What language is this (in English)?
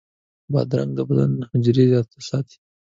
Pashto